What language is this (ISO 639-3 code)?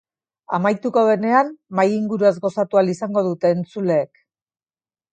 eus